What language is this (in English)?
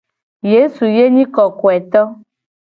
Gen